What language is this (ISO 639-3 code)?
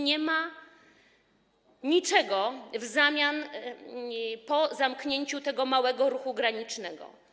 pol